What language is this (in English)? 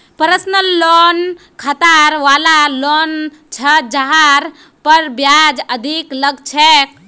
Magahi